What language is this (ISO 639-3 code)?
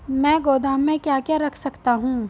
hin